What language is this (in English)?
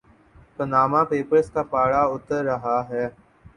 Urdu